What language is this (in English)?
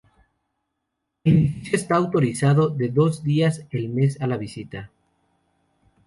Spanish